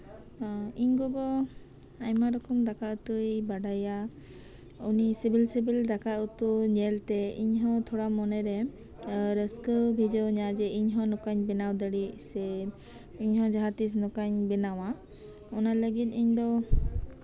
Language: Santali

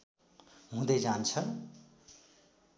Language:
Nepali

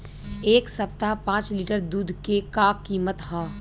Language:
Bhojpuri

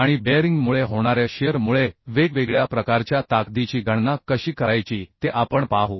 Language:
Marathi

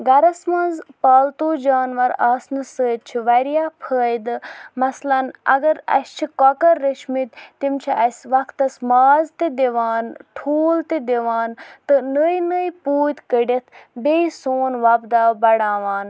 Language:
Kashmiri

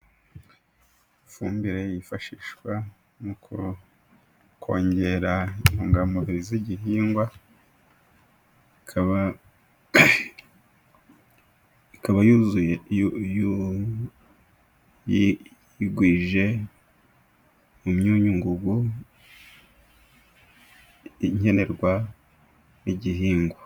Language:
Kinyarwanda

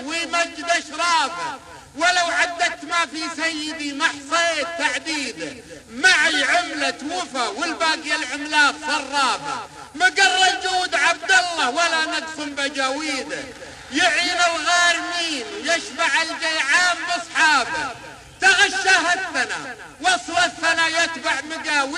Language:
Arabic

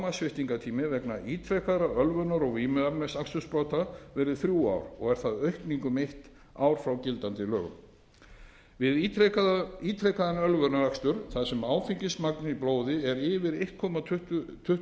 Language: Icelandic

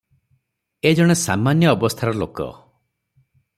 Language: Odia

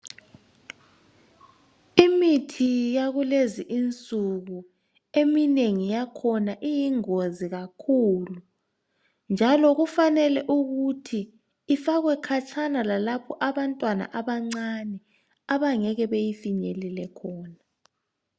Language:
North Ndebele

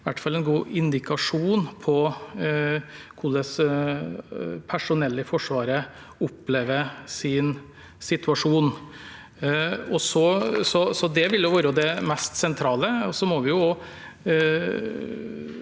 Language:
Norwegian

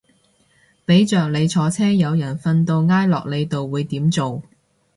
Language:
Cantonese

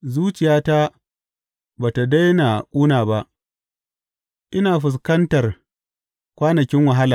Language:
Hausa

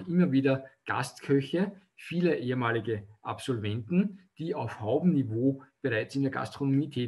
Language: German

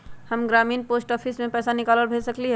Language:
Magahi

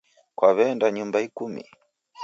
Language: Taita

